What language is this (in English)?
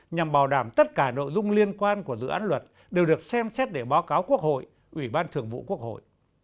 Vietnamese